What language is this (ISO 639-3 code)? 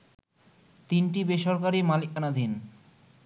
ben